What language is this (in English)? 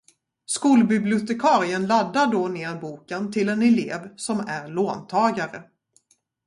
Swedish